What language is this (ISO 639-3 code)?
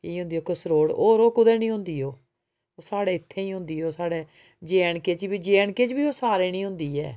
doi